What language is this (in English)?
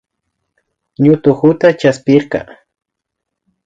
Imbabura Highland Quichua